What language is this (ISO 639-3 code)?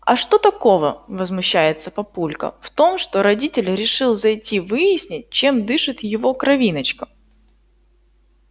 rus